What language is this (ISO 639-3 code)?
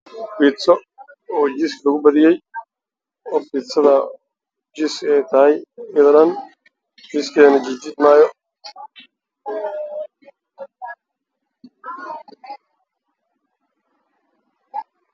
som